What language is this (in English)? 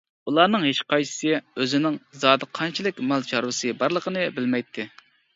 Uyghur